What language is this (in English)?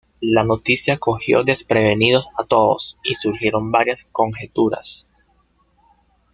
Spanish